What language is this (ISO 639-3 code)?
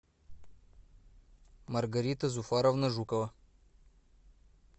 rus